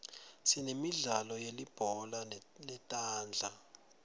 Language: Swati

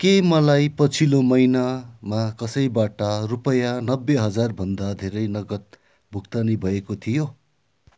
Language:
Nepali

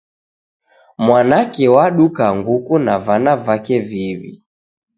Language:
Taita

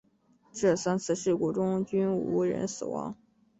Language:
Chinese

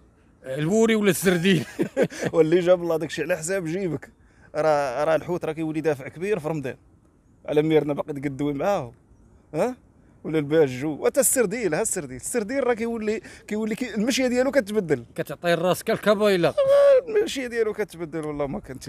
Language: Arabic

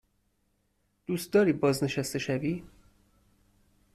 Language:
Persian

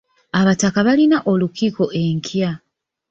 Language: Ganda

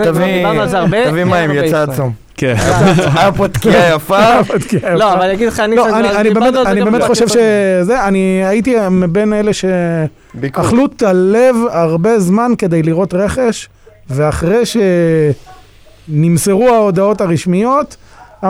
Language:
Hebrew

